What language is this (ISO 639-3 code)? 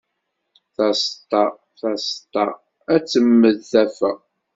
kab